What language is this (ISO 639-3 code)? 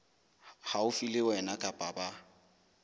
sot